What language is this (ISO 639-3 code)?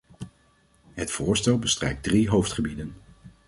nld